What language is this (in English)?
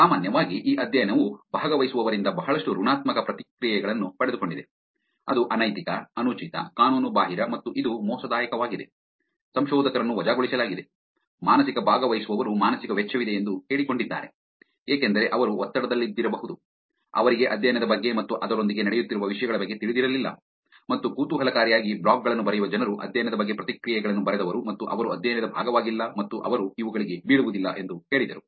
Kannada